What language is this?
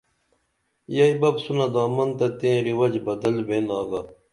Dameli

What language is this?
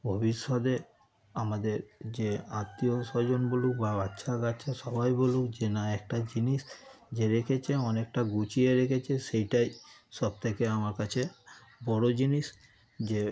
Bangla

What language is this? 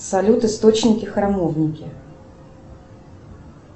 Russian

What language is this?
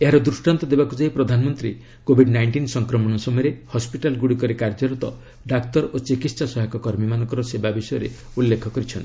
Odia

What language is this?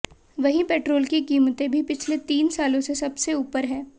Hindi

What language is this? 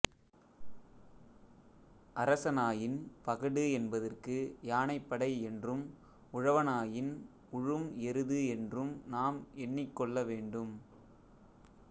Tamil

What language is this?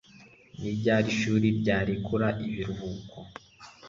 Kinyarwanda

